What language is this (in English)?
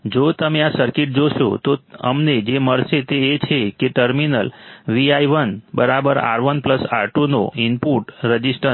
Gujarati